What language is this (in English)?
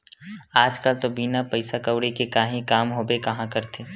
Chhattisgarhi